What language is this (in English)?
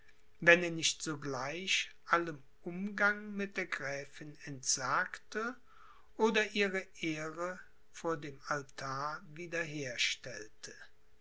German